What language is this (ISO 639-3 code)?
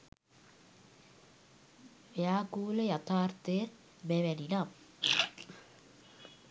sin